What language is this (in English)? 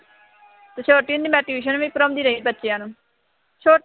Punjabi